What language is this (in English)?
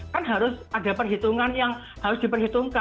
Indonesian